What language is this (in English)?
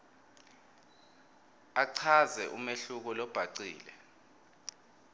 Swati